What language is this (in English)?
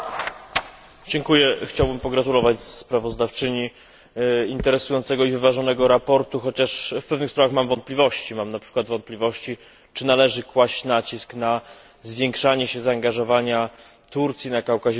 Polish